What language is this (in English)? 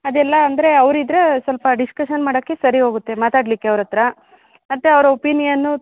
Kannada